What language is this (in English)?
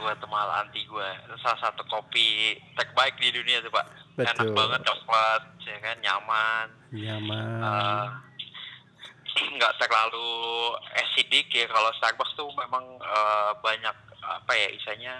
Indonesian